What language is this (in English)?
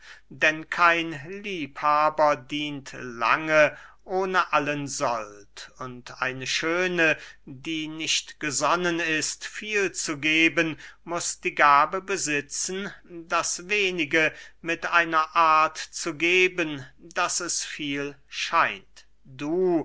German